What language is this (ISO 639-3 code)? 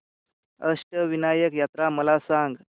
mar